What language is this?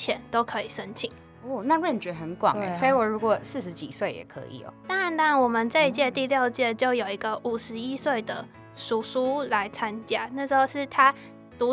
Chinese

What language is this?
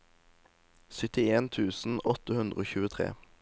Norwegian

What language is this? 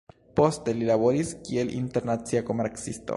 Esperanto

